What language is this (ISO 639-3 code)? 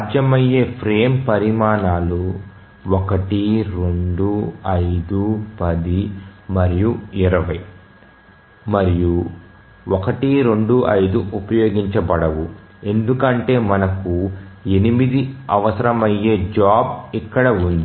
tel